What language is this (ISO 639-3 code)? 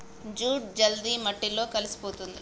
tel